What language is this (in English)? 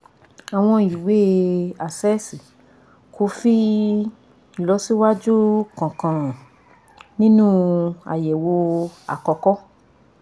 Yoruba